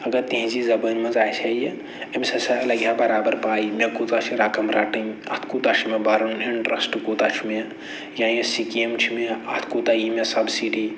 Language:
Kashmiri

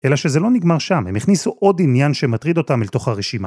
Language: Hebrew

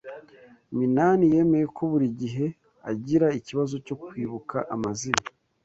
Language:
Kinyarwanda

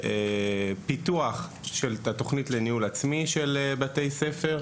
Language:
Hebrew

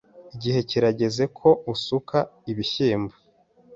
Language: Kinyarwanda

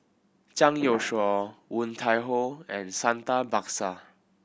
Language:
English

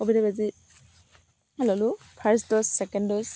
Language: Assamese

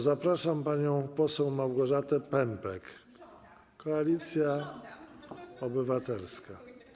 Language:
Polish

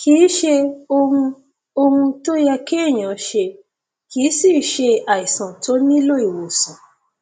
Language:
Yoruba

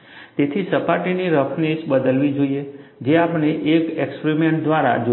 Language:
Gujarati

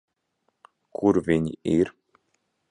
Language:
Latvian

